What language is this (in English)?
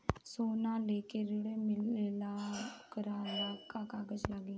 Bhojpuri